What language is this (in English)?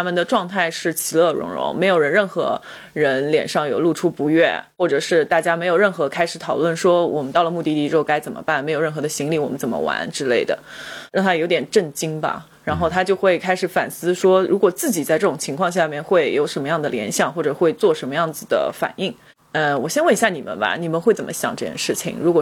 Chinese